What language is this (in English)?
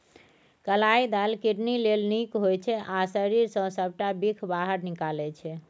Maithili